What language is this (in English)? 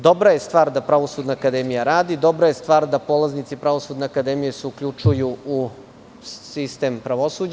Serbian